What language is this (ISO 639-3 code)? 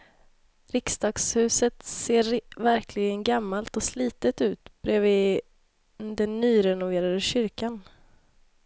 swe